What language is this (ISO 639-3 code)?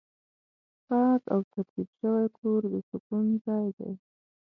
pus